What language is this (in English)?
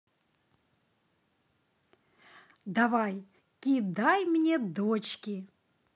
Russian